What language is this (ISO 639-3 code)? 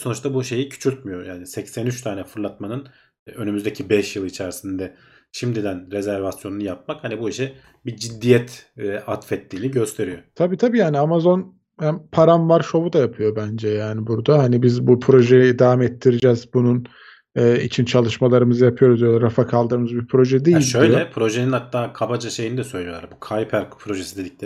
tur